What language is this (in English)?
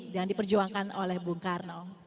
Indonesian